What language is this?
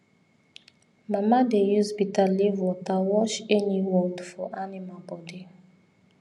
Nigerian Pidgin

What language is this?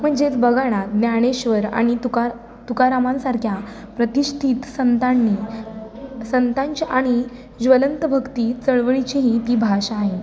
Marathi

